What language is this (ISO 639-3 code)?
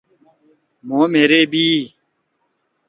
trw